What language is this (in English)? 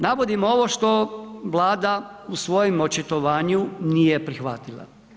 Croatian